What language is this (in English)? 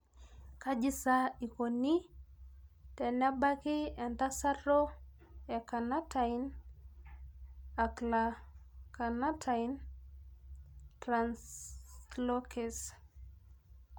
Masai